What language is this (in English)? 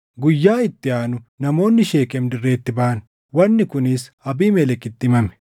Oromo